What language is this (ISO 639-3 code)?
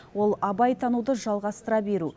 kaz